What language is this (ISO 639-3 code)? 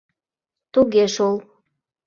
chm